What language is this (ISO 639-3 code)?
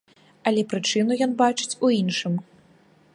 bel